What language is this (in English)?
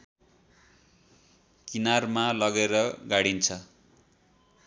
Nepali